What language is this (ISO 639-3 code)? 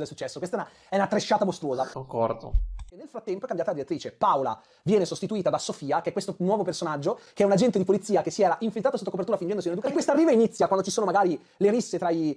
ita